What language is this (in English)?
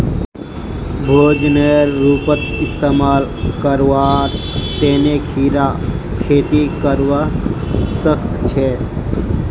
Magahi